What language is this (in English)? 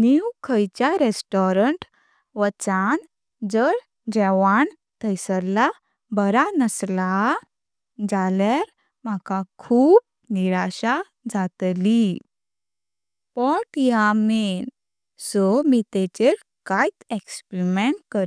Konkani